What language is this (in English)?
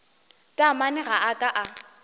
Northern Sotho